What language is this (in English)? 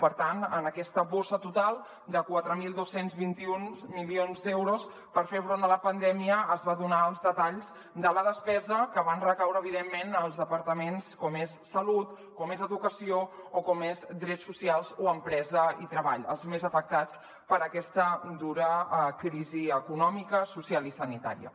Catalan